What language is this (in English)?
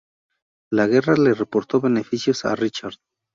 Spanish